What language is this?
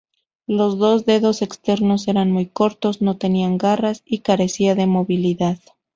Spanish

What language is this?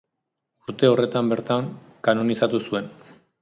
Basque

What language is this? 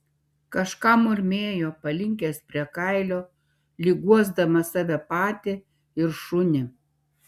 Lithuanian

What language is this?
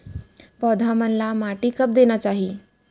Chhattisgarhi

